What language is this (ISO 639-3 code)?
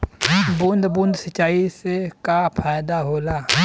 bho